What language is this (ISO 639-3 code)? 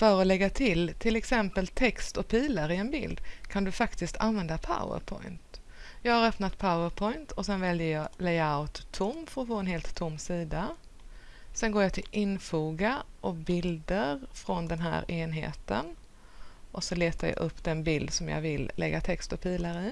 swe